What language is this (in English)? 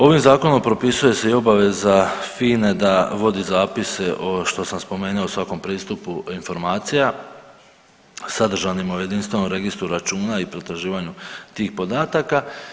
Croatian